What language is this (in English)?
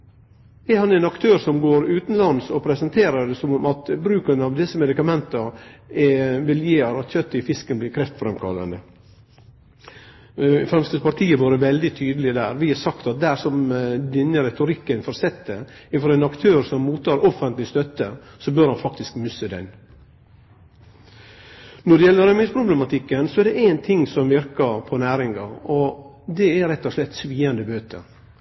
Norwegian Nynorsk